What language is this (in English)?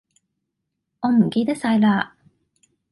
Cantonese